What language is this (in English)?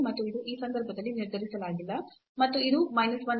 Kannada